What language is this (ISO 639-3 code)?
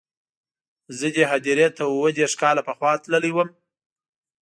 pus